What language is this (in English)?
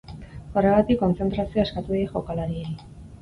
Basque